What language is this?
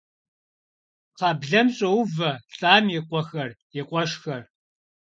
Kabardian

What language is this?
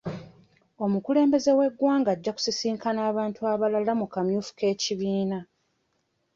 Ganda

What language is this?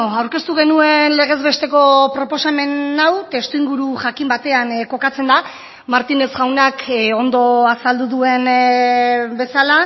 Basque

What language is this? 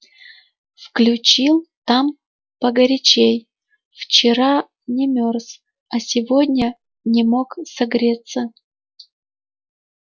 Russian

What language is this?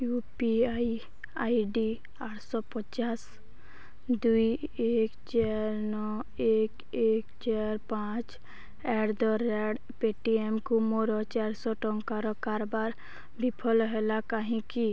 Odia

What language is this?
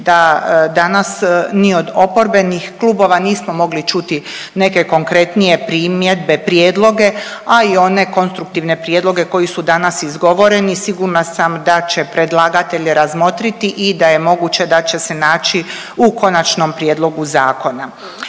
Croatian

